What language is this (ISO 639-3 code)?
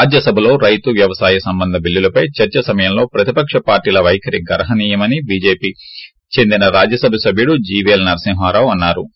tel